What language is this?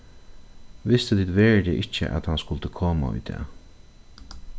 Faroese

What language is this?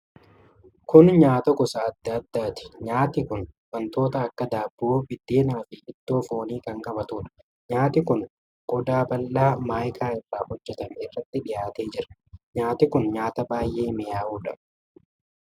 Oromo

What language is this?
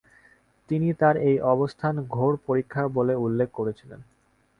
Bangla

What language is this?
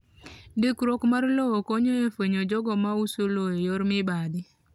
Luo (Kenya and Tanzania)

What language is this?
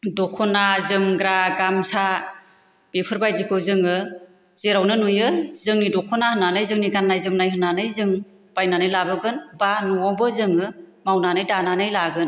Bodo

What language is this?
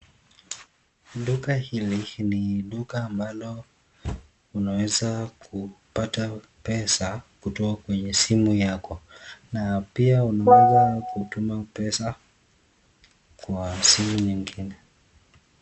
Swahili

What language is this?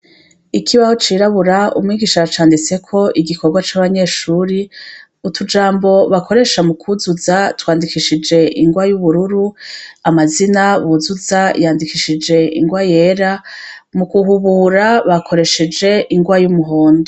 Rundi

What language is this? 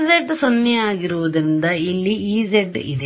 Kannada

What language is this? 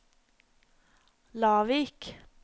Norwegian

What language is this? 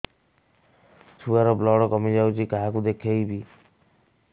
Odia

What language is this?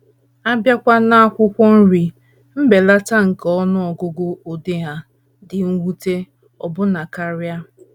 Igbo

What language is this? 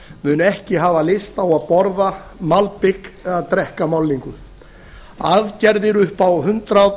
Icelandic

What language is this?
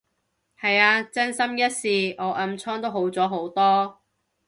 Cantonese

